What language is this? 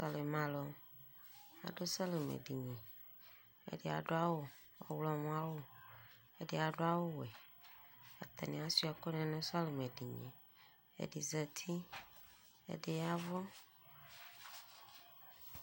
Ikposo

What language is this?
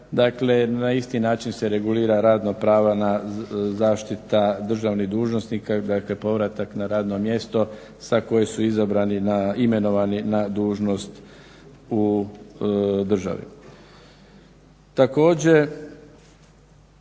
Croatian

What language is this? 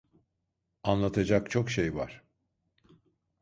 Turkish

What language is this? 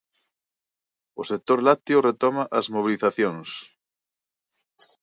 Galician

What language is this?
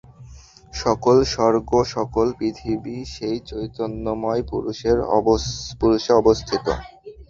Bangla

